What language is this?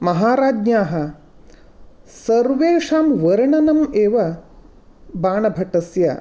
Sanskrit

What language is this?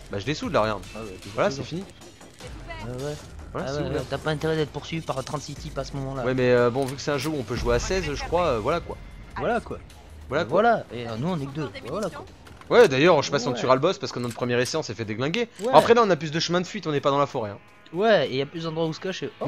French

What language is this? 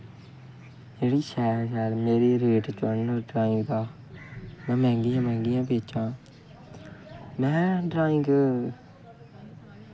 Dogri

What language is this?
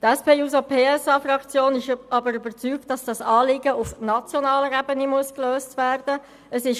Swiss German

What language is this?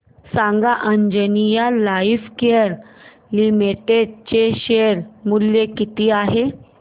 Marathi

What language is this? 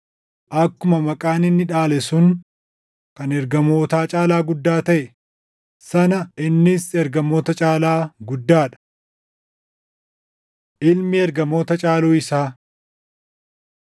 Oromo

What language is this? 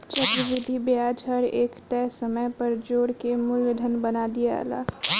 Bhojpuri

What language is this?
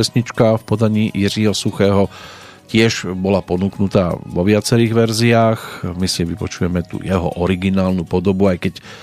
Slovak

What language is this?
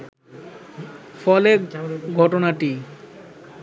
Bangla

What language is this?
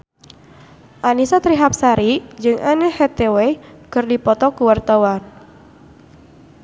Sundanese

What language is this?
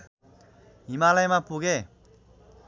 Nepali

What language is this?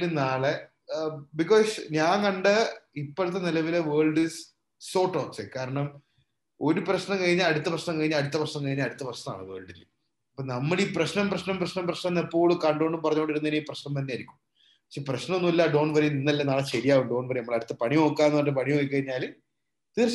Malayalam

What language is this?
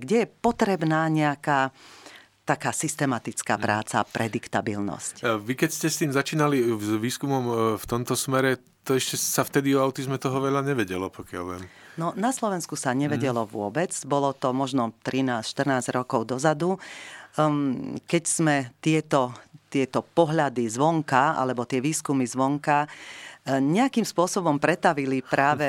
Slovak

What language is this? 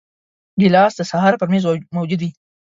Pashto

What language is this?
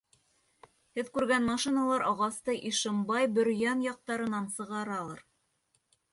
Bashkir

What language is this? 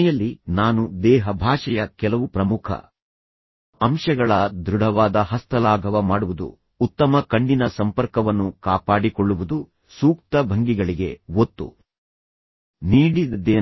Kannada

